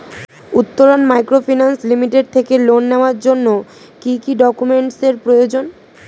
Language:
Bangla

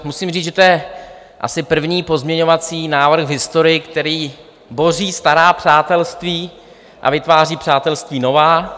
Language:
Czech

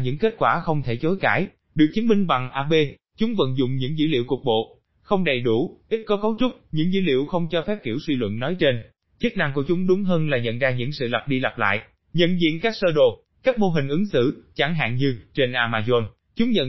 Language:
Vietnamese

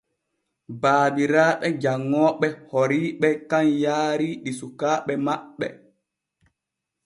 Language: Borgu Fulfulde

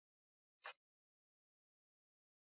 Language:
Swahili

